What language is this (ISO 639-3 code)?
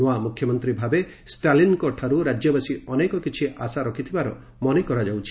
ori